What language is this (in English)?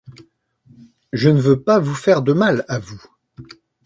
French